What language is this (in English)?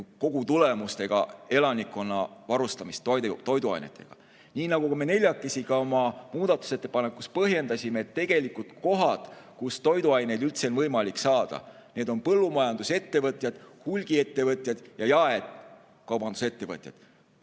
Estonian